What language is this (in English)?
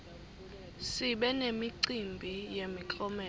Swati